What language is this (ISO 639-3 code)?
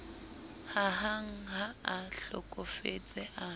sot